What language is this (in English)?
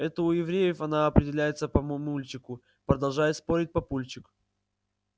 Russian